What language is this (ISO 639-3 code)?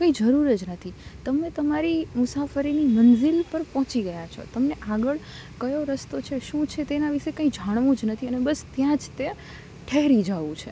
guj